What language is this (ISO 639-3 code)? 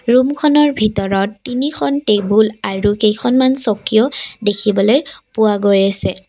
asm